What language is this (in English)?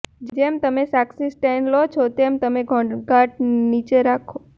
Gujarati